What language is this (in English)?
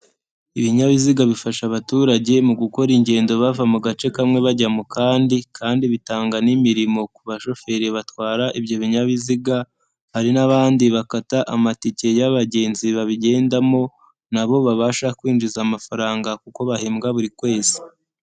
Kinyarwanda